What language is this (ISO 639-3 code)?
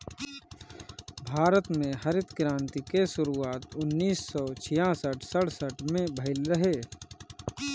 bho